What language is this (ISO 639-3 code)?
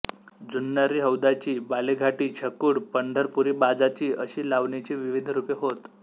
mar